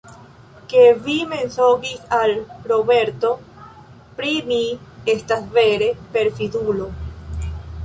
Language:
Esperanto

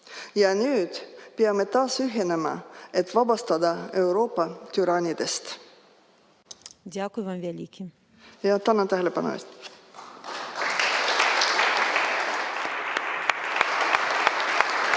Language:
Estonian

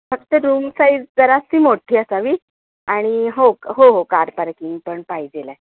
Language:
Marathi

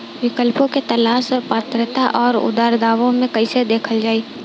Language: Bhojpuri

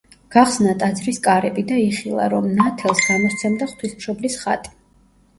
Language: Georgian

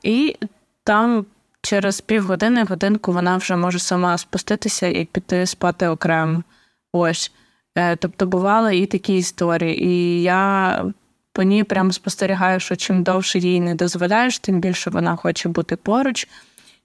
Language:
Ukrainian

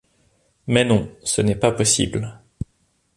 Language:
French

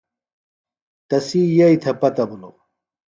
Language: Phalura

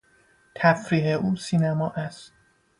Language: Persian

